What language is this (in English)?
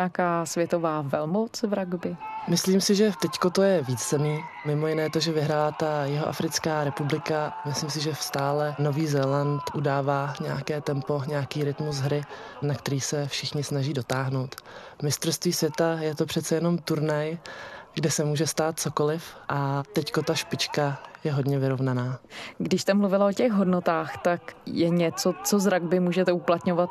Czech